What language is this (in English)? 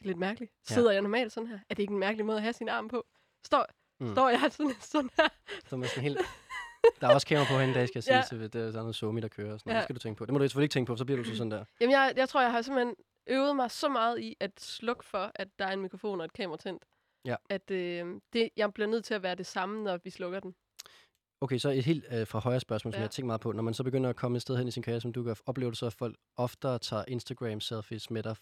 Danish